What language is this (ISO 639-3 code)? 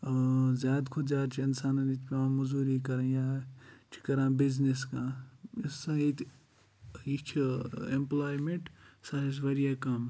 kas